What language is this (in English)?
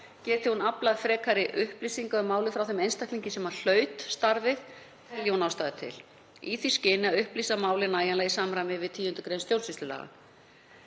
Icelandic